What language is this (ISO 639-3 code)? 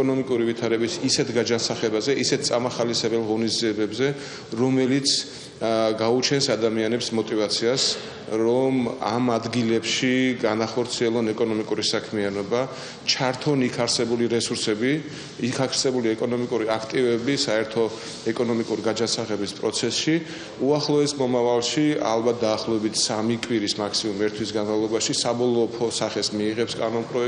fra